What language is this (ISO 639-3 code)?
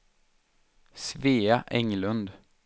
swe